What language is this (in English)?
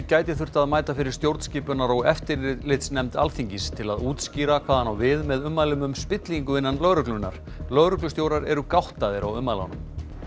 Icelandic